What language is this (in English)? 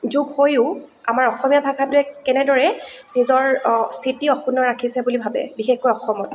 Assamese